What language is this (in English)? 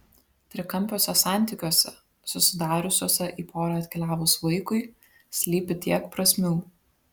Lithuanian